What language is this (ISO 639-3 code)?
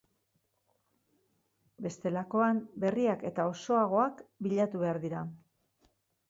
eus